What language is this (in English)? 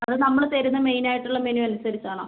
Malayalam